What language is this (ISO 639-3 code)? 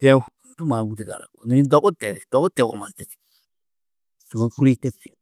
tuq